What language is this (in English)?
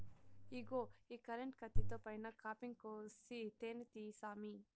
Telugu